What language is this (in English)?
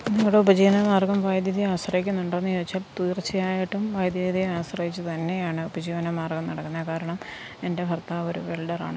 Malayalam